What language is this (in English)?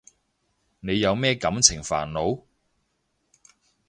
Cantonese